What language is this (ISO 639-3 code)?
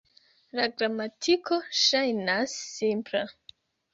epo